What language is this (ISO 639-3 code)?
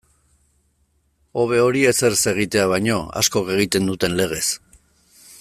eus